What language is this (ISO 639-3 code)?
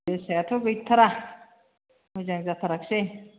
brx